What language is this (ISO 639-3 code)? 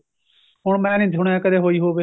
pan